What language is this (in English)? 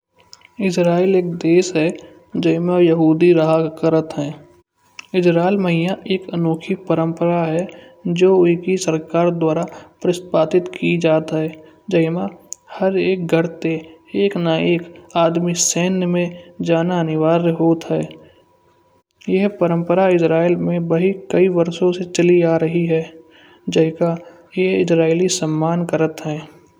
Kanauji